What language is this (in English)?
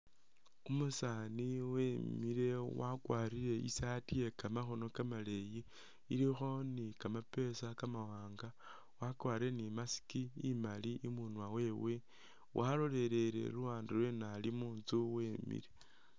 Masaaba